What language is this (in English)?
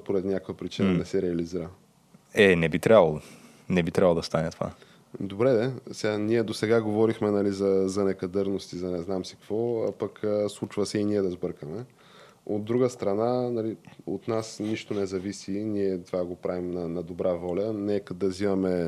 Bulgarian